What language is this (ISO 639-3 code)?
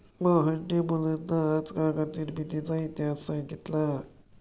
mar